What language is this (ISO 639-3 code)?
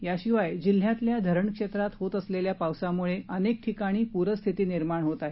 mar